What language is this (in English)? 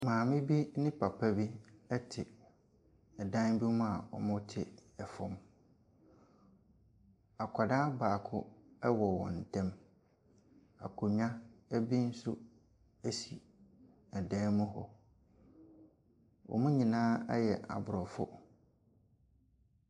Akan